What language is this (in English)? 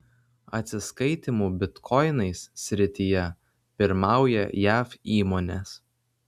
Lithuanian